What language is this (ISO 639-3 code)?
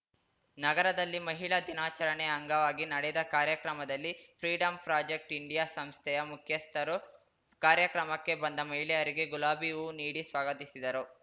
kan